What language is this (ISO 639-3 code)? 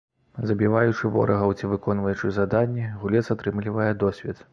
bel